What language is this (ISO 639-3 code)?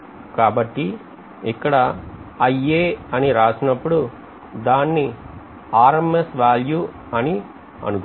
tel